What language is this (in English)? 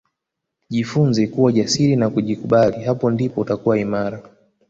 Swahili